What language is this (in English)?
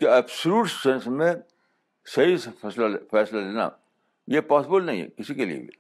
Urdu